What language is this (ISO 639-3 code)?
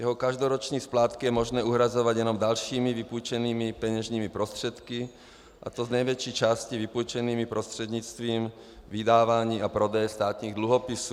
ces